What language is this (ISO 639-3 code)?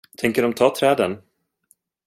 swe